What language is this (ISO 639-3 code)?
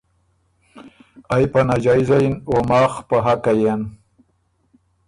oru